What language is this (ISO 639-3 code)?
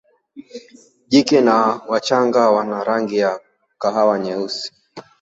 swa